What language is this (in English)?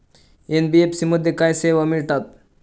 Marathi